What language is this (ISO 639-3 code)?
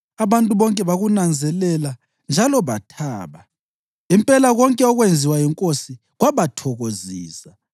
nde